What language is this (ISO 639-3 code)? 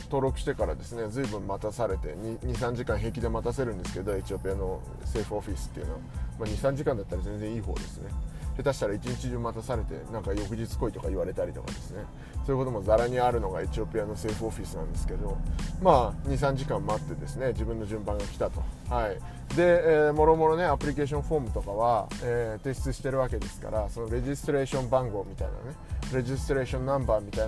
jpn